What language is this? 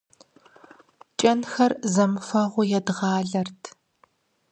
Kabardian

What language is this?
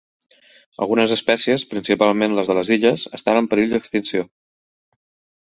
Catalan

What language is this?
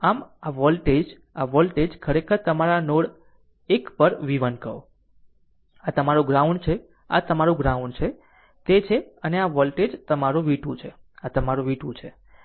Gujarati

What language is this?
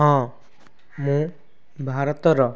Odia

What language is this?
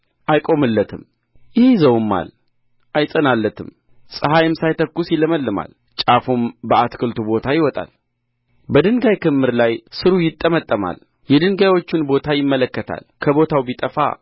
Amharic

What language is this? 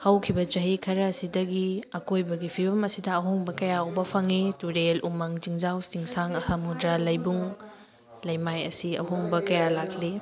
Manipuri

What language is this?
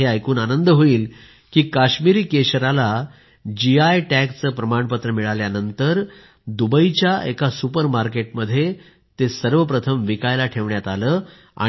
Marathi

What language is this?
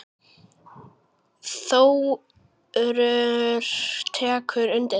Icelandic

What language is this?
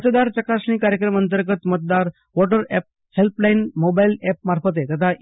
Gujarati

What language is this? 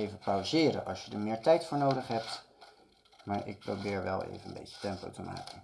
Dutch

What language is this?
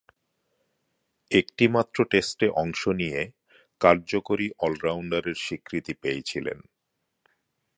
Bangla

